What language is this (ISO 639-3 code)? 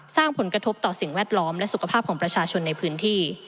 tha